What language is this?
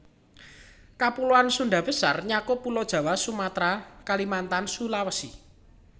Javanese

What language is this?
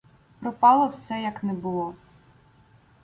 Ukrainian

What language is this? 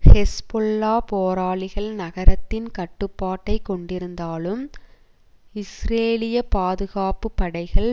Tamil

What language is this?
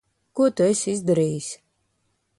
Latvian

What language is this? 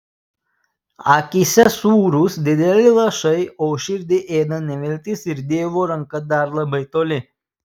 Lithuanian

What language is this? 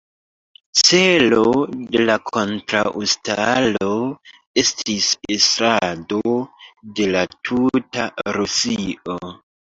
Esperanto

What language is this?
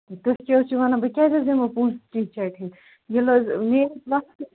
Kashmiri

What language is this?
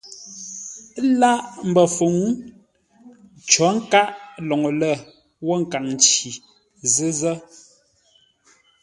Ngombale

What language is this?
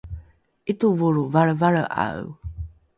Rukai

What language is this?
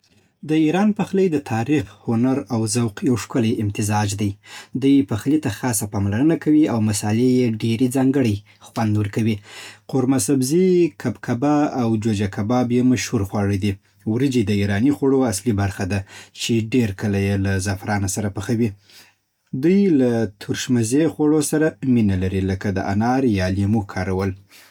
Southern Pashto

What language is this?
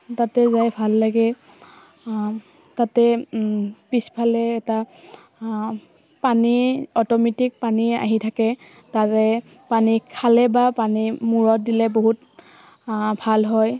Assamese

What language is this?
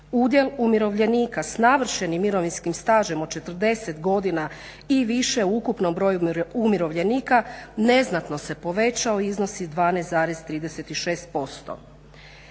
Croatian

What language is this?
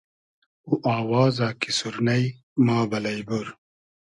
Hazaragi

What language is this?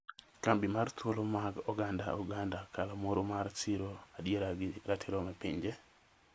Luo (Kenya and Tanzania)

